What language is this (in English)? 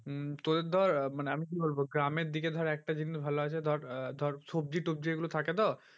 Bangla